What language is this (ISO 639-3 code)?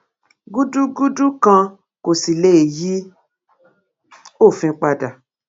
yor